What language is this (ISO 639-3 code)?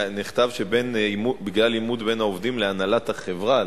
heb